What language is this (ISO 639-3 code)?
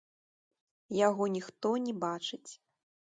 bel